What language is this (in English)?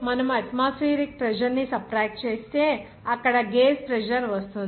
Telugu